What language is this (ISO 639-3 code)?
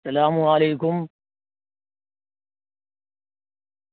urd